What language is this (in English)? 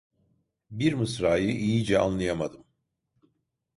Turkish